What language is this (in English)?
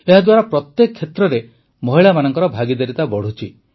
Odia